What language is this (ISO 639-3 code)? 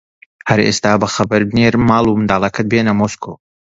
ckb